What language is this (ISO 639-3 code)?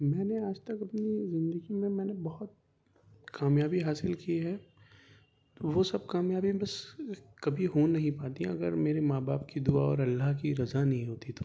urd